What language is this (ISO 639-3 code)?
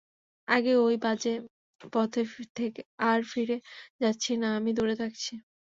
ben